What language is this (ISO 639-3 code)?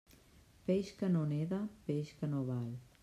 cat